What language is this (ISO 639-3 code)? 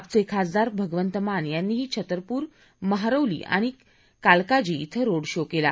mar